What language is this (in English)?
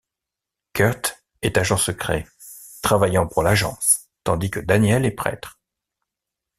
French